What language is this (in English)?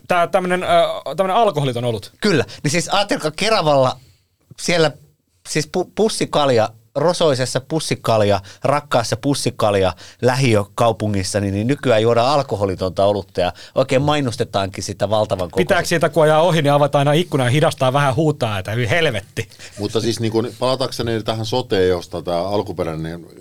Finnish